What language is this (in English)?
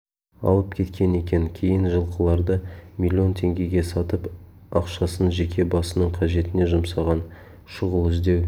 Kazakh